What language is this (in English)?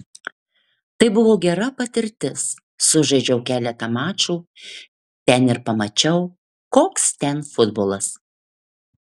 Lithuanian